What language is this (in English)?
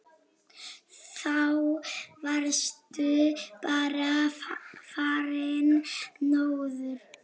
Icelandic